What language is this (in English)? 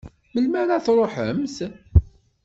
Kabyle